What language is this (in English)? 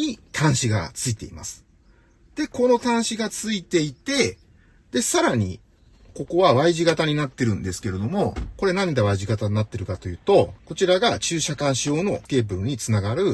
Japanese